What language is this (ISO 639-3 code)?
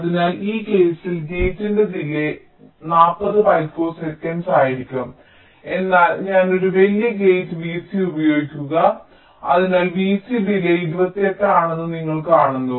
mal